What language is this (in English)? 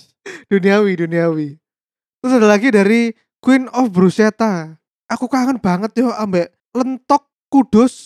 Indonesian